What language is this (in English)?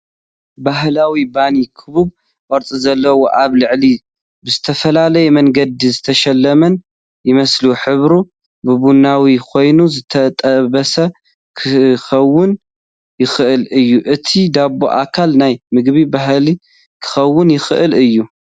Tigrinya